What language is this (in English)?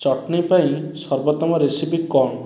Odia